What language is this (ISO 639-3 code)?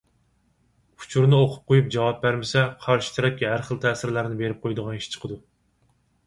uig